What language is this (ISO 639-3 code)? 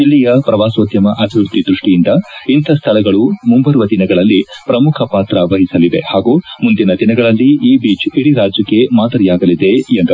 kan